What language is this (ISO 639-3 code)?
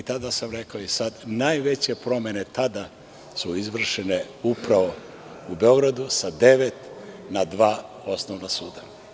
srp